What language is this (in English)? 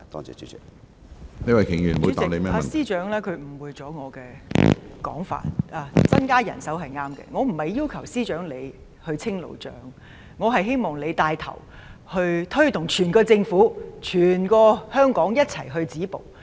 Cantonese